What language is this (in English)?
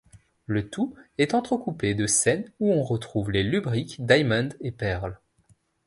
French